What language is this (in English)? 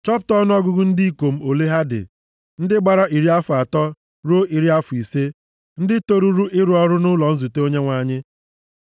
Igbo